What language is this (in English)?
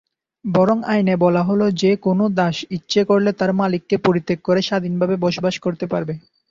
Bangla